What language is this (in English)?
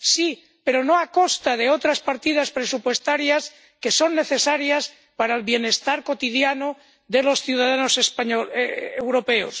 Spanish